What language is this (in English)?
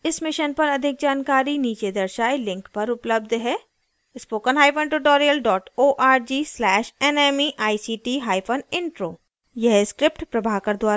Hindi